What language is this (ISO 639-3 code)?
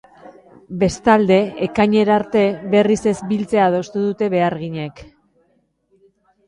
eus